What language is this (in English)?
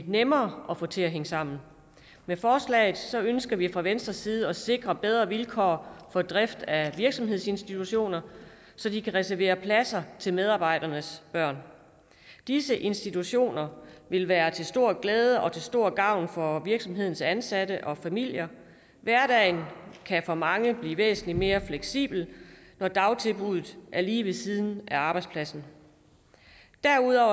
Danish